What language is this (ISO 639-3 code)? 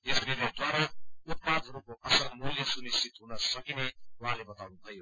nep